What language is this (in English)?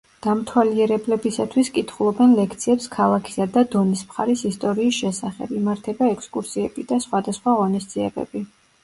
Georgian